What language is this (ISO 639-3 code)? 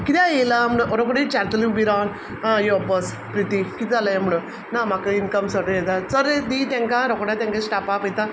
kok